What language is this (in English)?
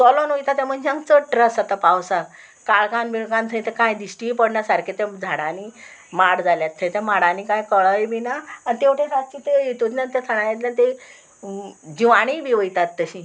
Konkani